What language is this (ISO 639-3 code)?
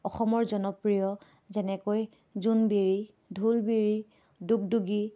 asm